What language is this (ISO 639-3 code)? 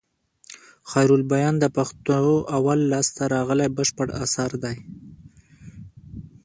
pus